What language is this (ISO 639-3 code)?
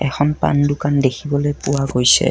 asm